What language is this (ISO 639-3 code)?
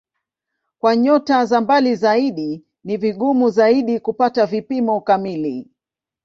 swa